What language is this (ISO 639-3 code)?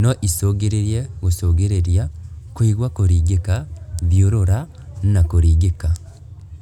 kik